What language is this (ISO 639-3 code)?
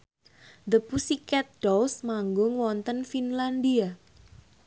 jav